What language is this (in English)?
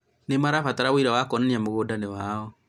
Kikuyu